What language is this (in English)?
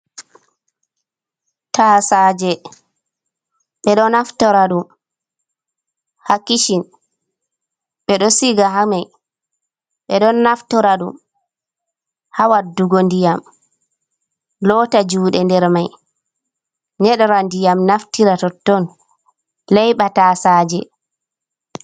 Fula